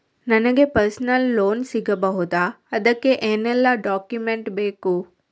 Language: Kannada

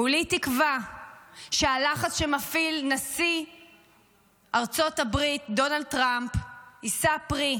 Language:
Hebrew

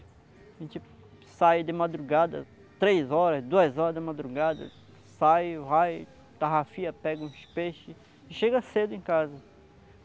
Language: Portuguese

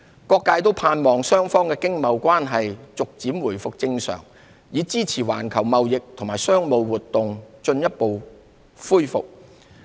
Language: Cantonese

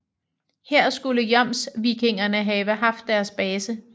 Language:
Danish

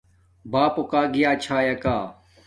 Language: Domaaki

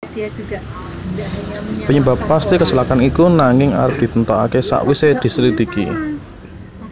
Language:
Javanese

